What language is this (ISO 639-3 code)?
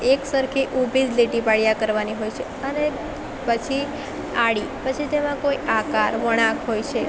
guj